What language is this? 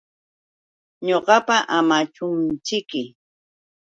Yauyos Quechua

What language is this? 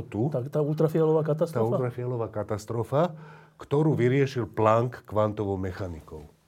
Slovak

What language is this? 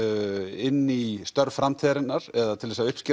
Icelandic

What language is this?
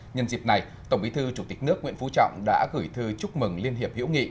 Vietnamese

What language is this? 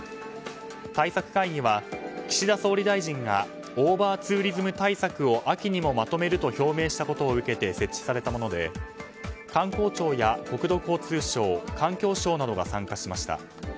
Japanese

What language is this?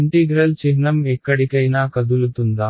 Telugu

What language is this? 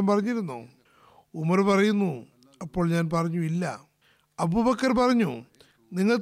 Malayalam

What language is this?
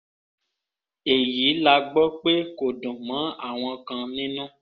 Yoruba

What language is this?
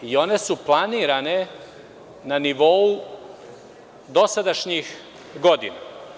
Serbian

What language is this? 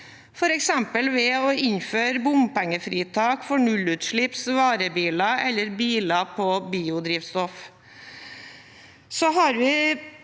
Norwegian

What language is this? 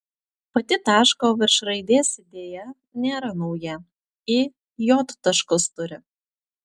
Lithuanian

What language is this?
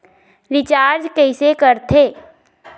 Chhattisgarhi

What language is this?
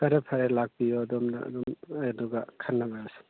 Manipuri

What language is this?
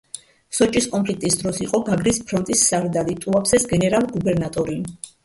Georgian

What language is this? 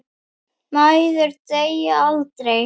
Icelandic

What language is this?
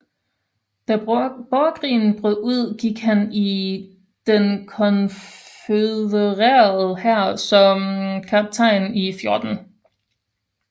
Danish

